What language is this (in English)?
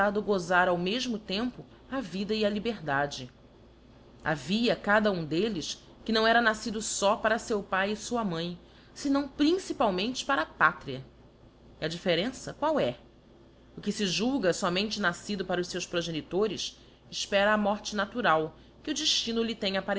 Portuguese